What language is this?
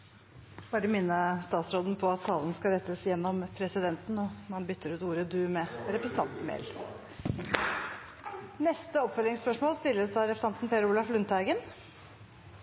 Norwegian Bokmål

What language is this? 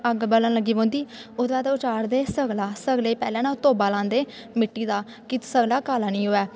Dogri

